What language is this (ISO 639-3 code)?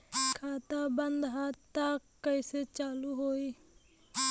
bho